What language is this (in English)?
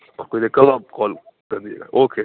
Urdu